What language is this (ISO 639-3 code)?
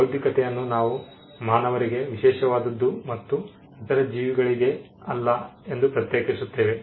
kan